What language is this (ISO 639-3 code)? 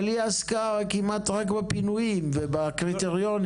heb